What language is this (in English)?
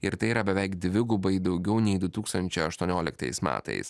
Lithuanian